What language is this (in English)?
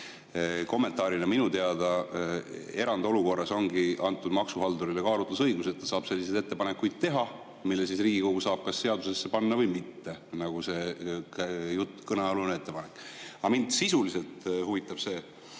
Estonian